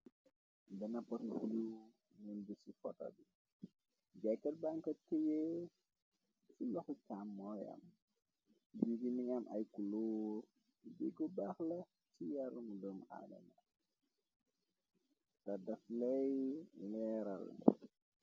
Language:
Wolof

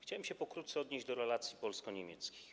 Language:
Polish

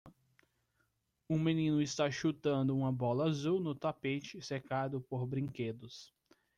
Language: Portuguese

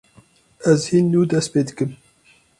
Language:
Kurdish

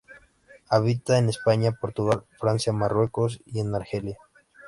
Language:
Spanish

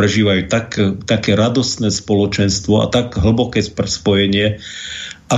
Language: Slovak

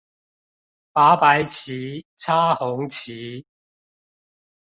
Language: Chinese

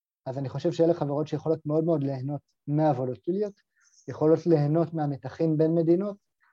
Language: Hebrew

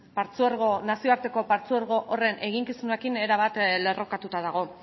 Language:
Basque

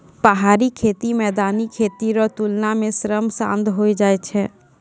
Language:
Maithili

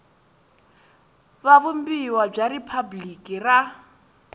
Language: Tsonga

